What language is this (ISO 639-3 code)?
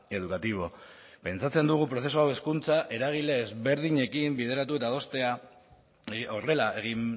eus